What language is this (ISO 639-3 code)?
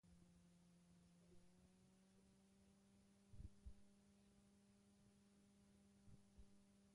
eus